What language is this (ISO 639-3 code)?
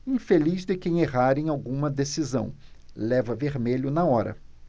por